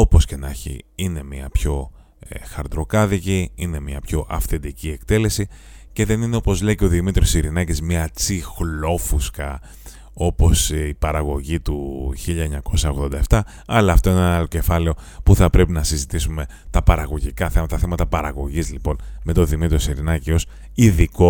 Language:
Greek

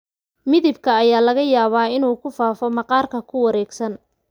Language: Somali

